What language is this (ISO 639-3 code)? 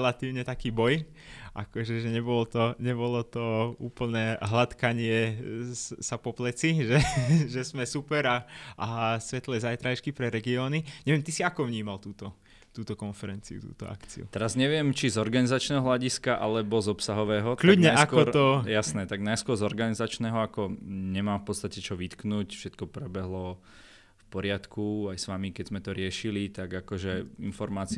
slk